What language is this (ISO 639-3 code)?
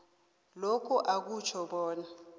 nbl